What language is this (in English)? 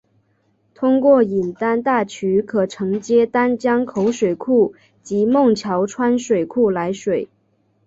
Chinese